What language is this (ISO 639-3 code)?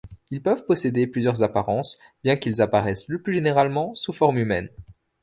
fra